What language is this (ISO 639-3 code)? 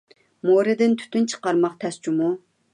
uig